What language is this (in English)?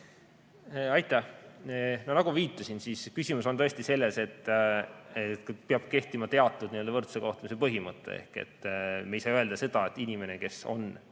Estonian